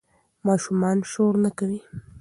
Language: Pashto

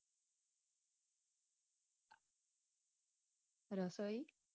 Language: Gujarati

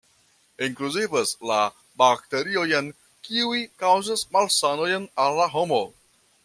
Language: Esperanto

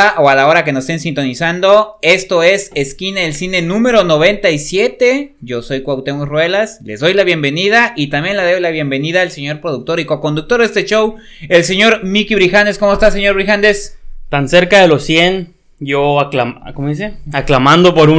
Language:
Spanish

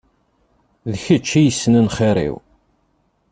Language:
Kabyle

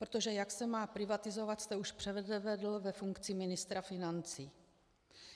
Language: Czech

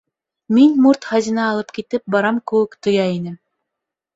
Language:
Bashkir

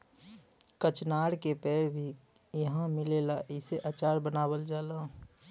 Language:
Bhojpuri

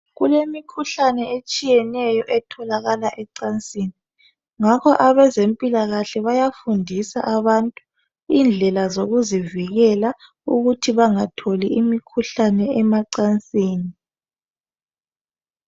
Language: North Ndebele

